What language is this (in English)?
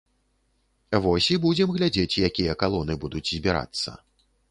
Belarusian